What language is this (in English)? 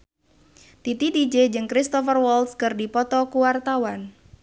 Sundanese